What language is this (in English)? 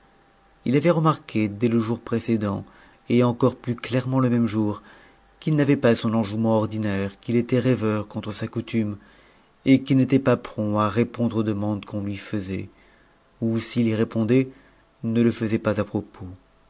French